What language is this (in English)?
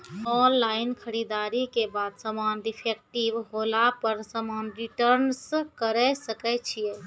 Maithili